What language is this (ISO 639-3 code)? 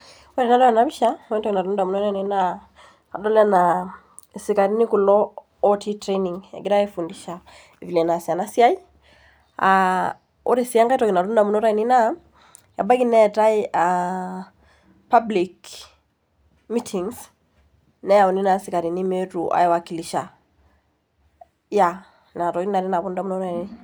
mas